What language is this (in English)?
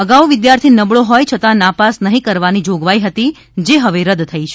Gujarati